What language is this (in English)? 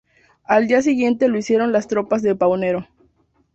Spanish